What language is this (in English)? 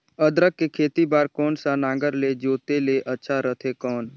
Chhattisgarhi